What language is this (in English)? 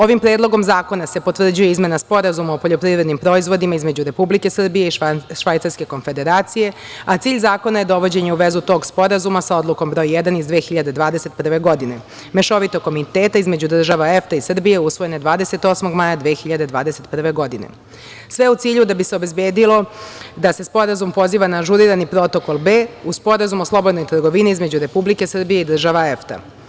Serbian